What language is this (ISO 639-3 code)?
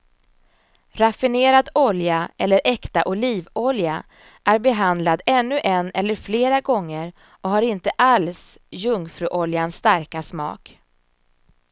swe